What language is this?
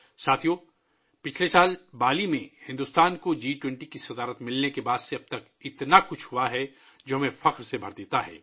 Urdu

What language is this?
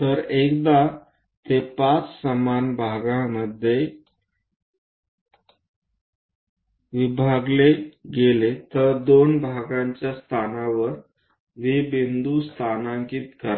Marathi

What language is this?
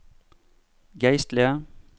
Norwegian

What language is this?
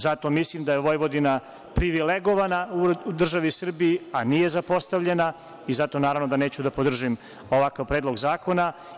Serbian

